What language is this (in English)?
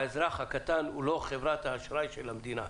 Hebrew